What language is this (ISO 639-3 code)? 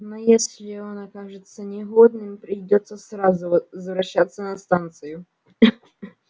rus